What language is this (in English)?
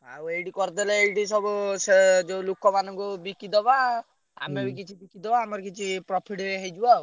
Odia